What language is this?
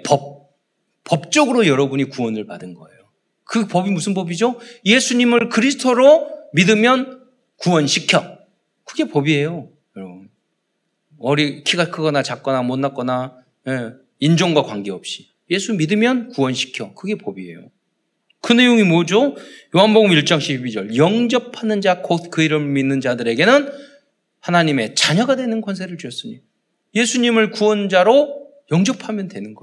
Korean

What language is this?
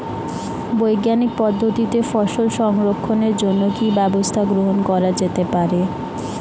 Bangla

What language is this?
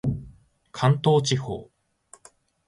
Japanese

